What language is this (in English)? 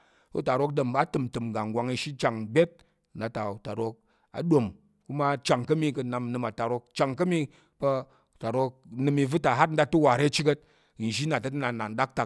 Tarok